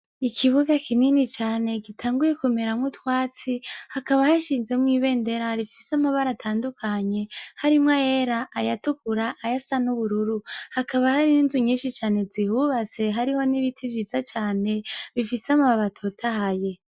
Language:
Rundi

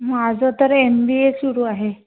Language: Marathi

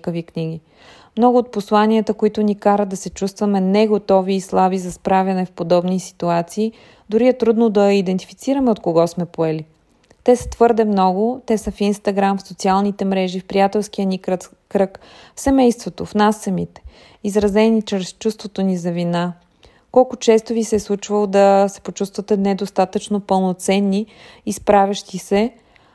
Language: Bulgarian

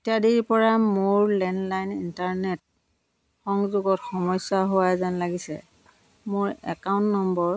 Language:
Assamese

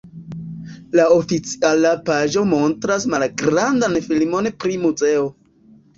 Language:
Esperanto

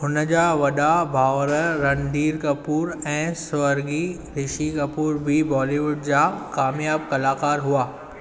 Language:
Sindhi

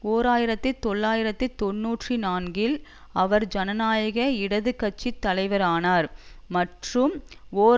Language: Tamil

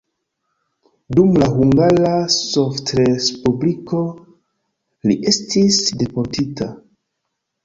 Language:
Esperanto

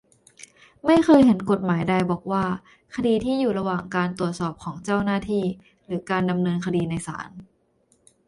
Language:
Thai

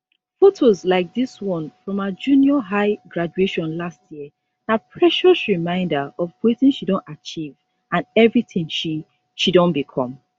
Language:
Nigerian Pidgin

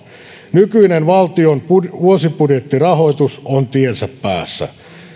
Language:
Finnish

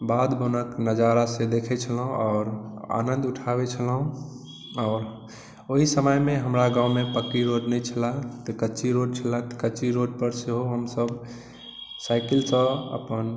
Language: Maithili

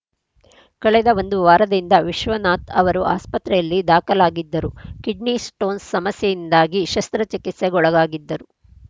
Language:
Kannada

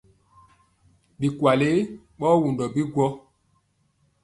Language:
Mpiemo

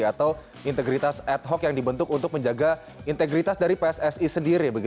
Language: Indonesian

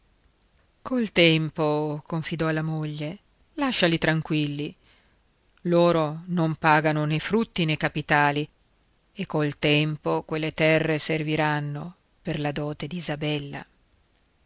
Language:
Italian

